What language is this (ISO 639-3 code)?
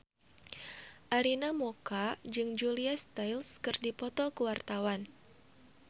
sun